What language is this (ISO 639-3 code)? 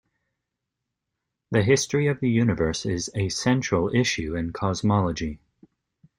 eng